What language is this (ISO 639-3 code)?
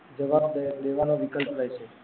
guj